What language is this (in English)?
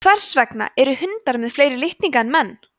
Icelandic